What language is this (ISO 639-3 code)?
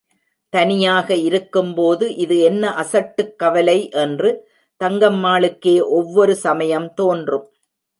tam